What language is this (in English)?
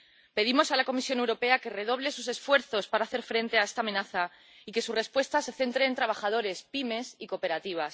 Spanish